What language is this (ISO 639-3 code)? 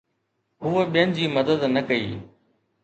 snd